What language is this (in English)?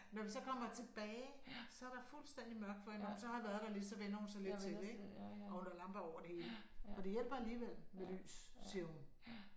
Danish